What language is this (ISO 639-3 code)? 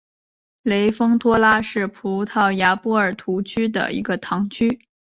zho